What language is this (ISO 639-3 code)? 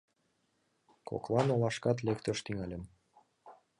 chm